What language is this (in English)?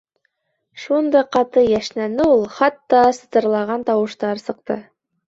Bashkir